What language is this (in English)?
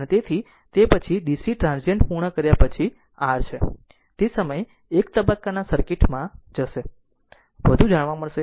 Gujarati